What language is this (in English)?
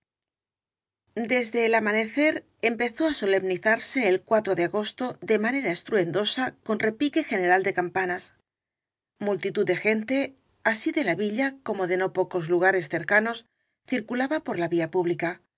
Spanish